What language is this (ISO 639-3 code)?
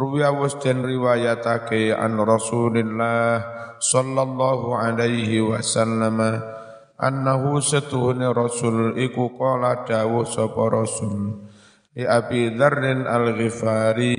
ind